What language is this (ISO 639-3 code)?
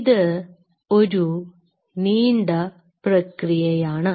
mal